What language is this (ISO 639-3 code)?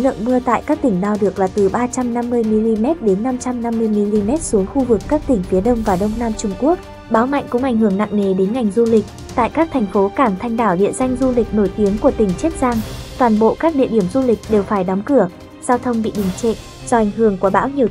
vie